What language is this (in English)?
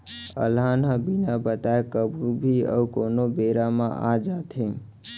Chhattisgarhi